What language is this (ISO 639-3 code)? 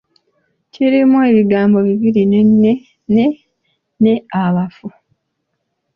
lug